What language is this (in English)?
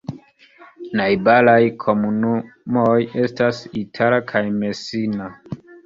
Esperanto